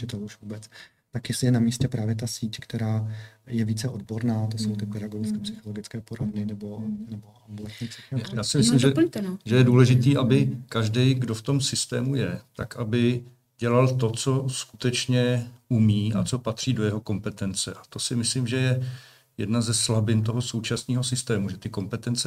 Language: Czech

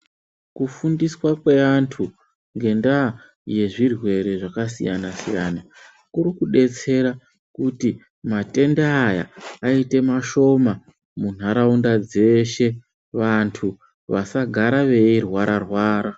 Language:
Ndau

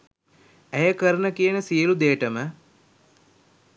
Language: Sinhala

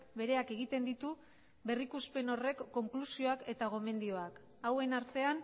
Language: Basque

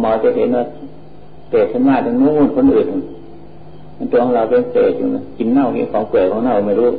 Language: Thai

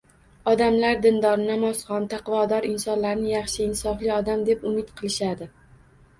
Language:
Uzbek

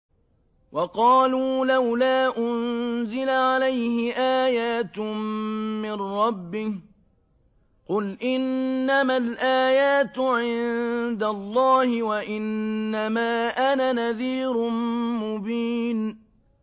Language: Arabic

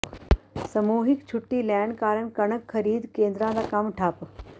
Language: Punjabi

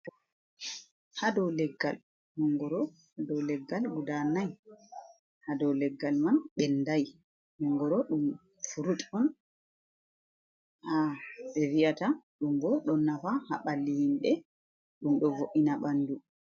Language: Fula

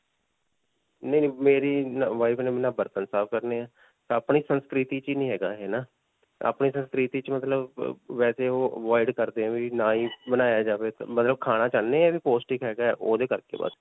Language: Punjabi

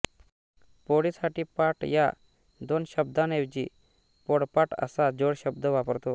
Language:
Marathi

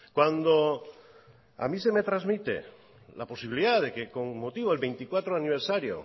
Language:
Spanish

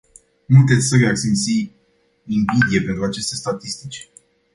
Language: Romanian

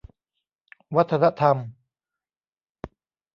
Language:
Thai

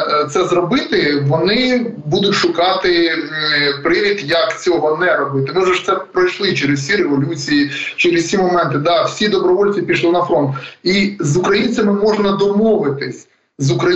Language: Ukrainian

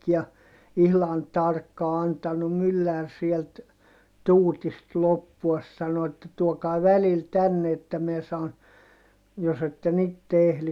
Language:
Finnish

